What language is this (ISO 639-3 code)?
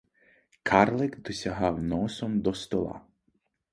ukr